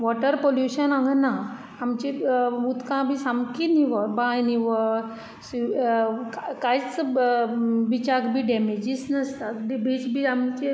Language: Konkani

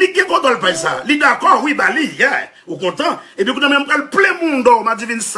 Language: French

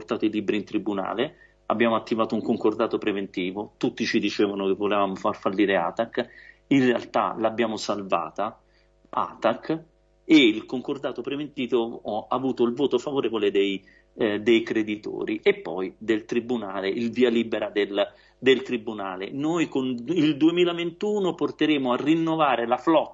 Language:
Italian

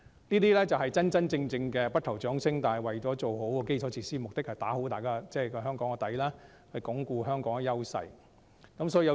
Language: Cantonese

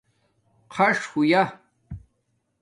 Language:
Domaaki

